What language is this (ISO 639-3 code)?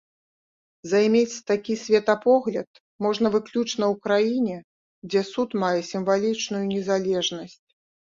bel